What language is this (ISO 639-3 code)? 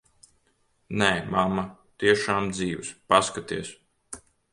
lav